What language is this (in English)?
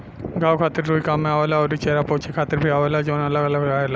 Bhojpuri